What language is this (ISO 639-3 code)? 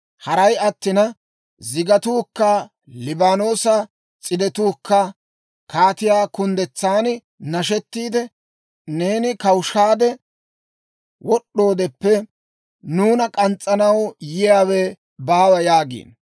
dwr